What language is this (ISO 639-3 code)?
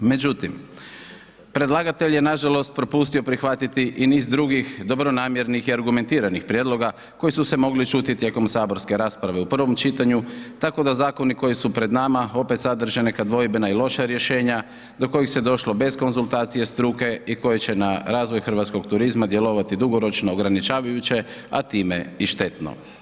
hrv